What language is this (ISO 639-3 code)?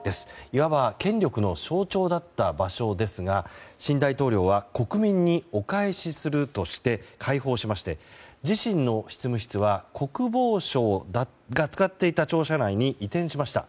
jpn